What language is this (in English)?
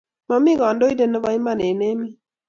Kalenjin